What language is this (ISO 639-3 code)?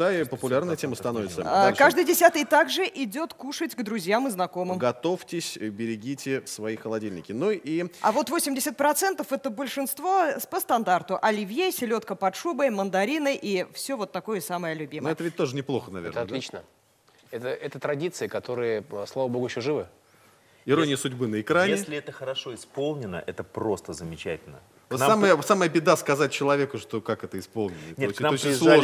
rus